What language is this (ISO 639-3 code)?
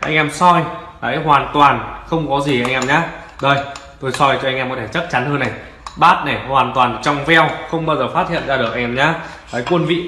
vie